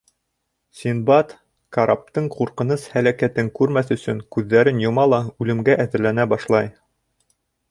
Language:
Bashkir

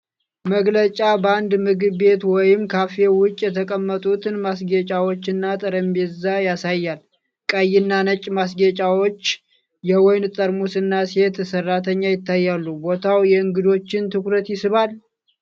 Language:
Amharic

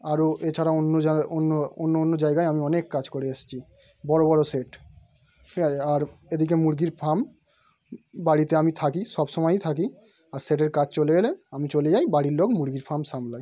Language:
Bangla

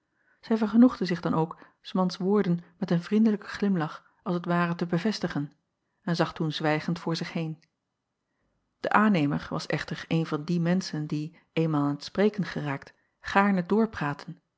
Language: Dutch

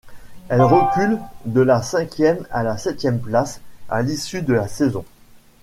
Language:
French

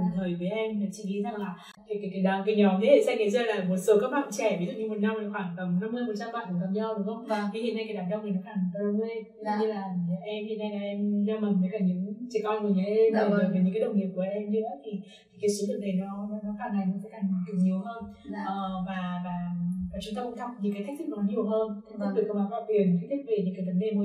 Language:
Vietnamese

